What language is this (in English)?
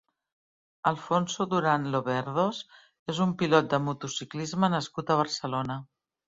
Catalan